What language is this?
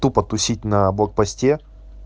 Russian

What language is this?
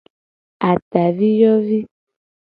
Gen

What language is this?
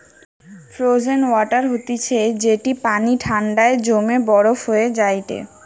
Bangla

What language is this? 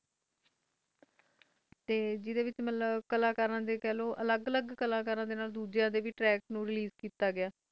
Punjabi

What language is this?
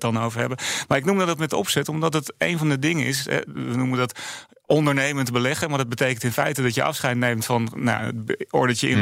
Dutch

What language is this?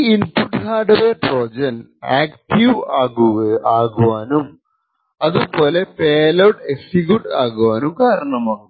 Malayalam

